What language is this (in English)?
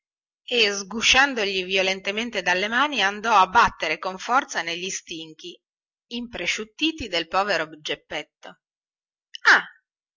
Italian